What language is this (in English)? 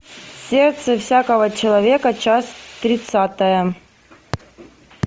Russian